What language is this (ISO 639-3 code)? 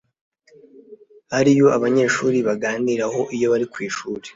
kin